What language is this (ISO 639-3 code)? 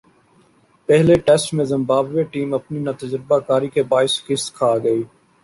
urd